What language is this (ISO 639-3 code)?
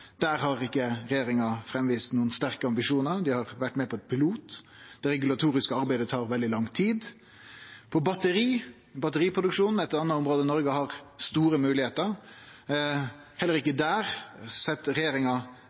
nno